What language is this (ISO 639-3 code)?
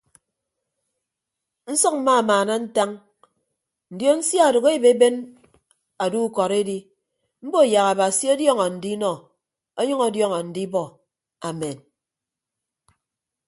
ibb